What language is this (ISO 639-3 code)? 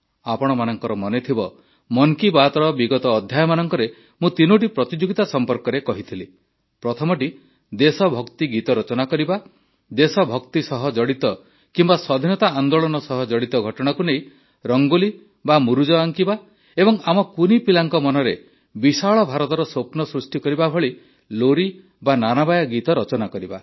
ori